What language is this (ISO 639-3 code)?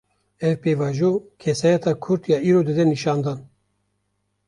kur